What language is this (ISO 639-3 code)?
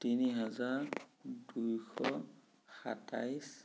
asm